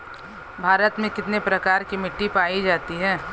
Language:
Hindi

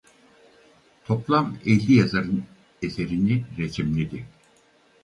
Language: Turkish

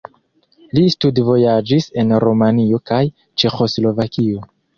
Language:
Esperanto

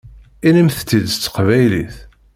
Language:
Kabyle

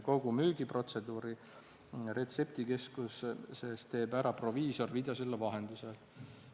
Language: Estonian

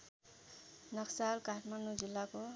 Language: Nepali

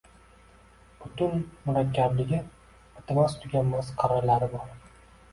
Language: Uzbek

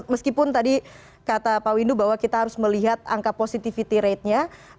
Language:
Indonesian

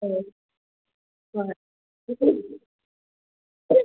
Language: Manipuri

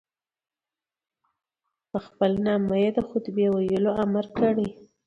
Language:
Pashto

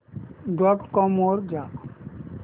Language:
Marathi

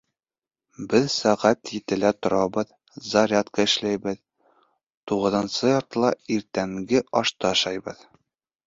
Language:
Bashkir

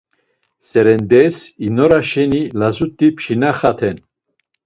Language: Laz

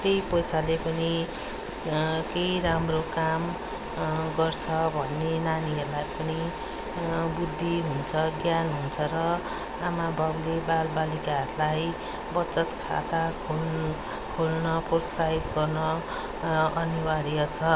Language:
Nepali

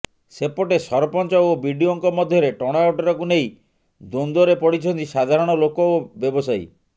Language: Odia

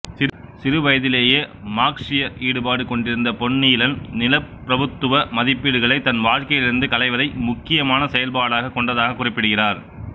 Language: Tamil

